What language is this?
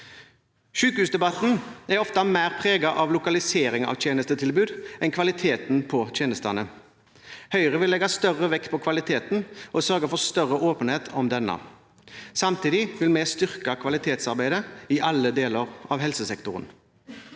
Norwegian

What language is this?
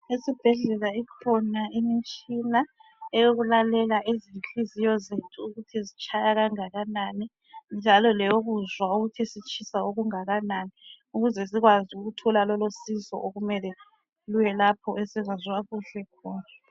North Ndebele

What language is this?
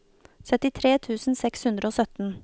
Norwegian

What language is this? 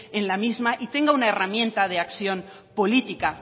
Spanish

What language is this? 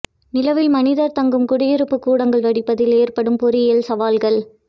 Tamil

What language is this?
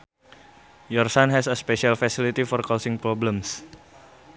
Sundanese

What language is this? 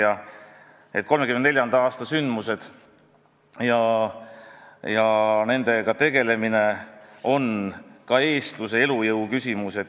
Estonian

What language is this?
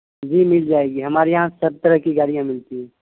Urdu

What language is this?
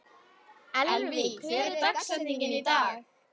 Icelandic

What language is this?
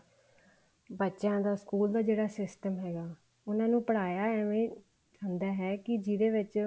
Punjabi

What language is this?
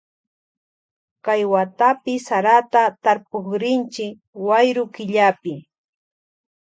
Loja Highland Quichua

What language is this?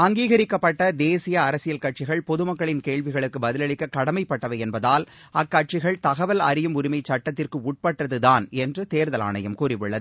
Tamil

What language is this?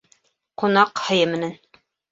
Bashkir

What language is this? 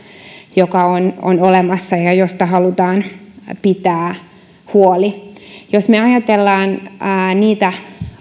Finnish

